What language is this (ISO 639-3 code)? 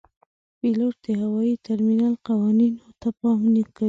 pus